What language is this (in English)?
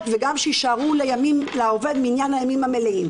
Hebrew